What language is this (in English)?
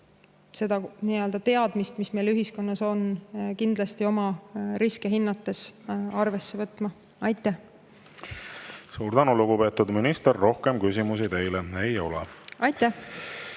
Estonian